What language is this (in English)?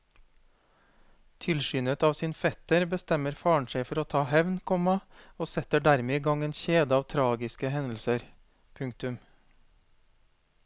Norwegian